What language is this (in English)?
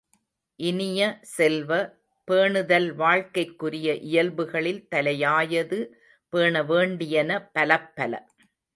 Tamil